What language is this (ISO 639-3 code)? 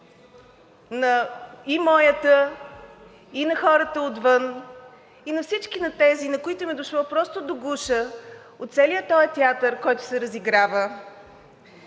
bul